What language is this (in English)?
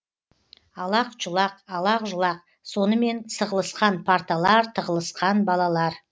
Kazakh